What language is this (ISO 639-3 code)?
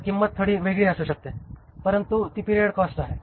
mar